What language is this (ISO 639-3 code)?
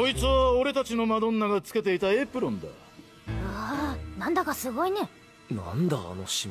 jpn